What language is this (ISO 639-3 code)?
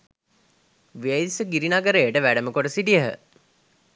sin